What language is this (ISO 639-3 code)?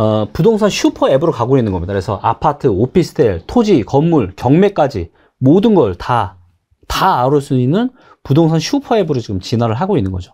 kor